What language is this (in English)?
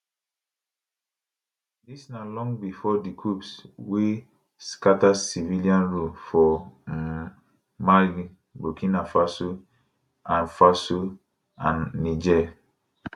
Nigerian Pidgin